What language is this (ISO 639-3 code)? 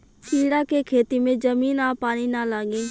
bho